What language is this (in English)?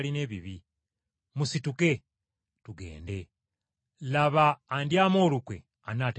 Ganda